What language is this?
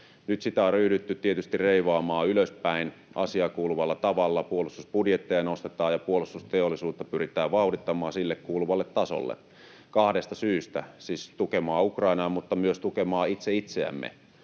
Finnish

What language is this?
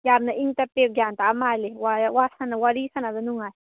Manipuri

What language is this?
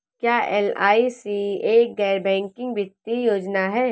Hindi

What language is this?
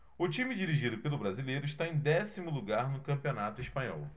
Portuguese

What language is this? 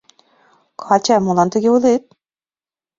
Mari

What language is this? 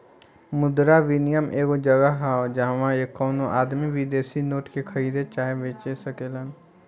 Bhojpuri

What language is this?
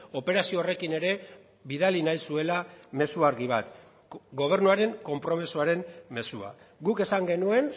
Basque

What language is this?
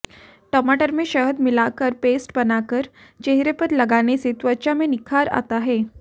Hindi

